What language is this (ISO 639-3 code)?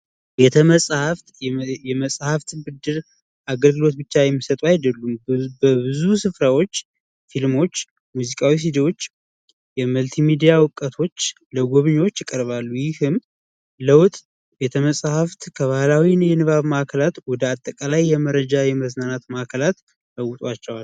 amh